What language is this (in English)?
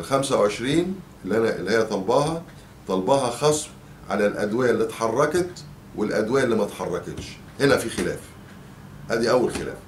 Arabic